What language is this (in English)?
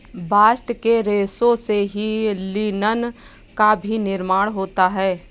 Hindi